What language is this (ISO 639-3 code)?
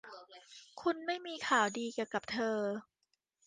tha